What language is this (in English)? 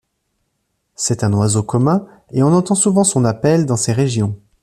French